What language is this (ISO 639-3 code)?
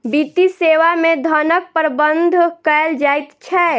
mai